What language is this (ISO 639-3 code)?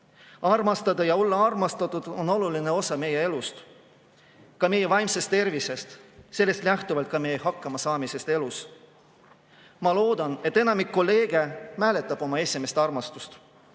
est